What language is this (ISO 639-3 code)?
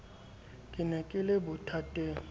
sot